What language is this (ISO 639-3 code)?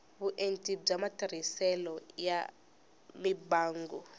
tso